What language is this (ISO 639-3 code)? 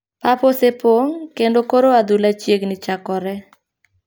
luo